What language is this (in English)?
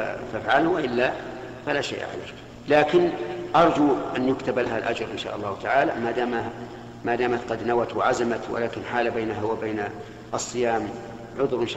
Arabic